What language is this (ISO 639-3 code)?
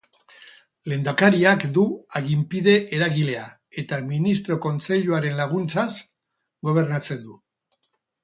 eus